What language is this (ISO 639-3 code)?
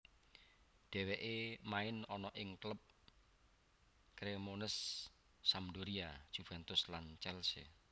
jav